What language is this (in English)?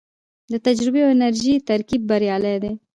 Pashto